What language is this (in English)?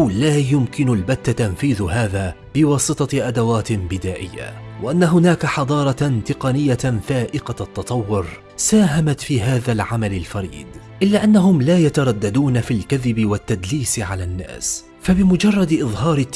Arabic